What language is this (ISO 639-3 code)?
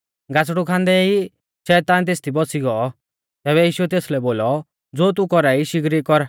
bfz